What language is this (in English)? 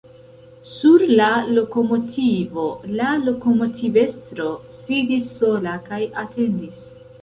Esperanto